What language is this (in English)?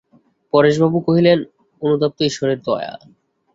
Bangla